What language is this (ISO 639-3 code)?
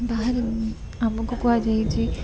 ori